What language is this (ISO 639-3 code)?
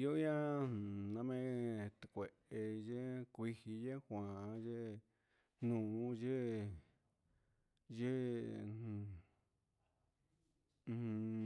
mxs